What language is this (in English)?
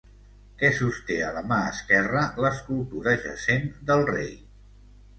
Catalan